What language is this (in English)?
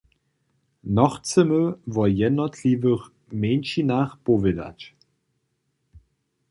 Upper Sorbian